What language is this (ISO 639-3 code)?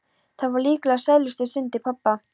isl